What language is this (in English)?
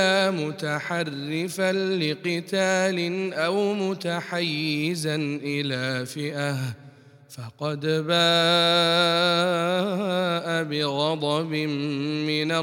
Arabic